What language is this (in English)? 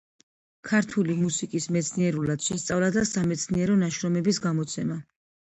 Georgian